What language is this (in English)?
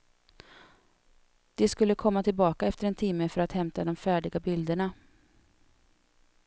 Swedish